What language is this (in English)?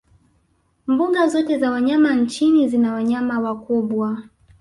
Swahili